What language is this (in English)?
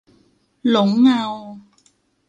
Thai